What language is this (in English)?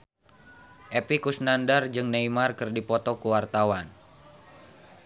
Sundanese